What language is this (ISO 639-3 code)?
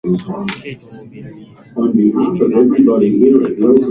jpn